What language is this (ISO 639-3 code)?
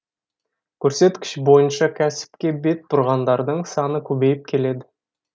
kaz